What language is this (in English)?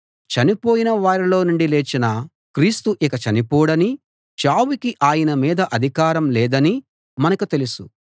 Telugu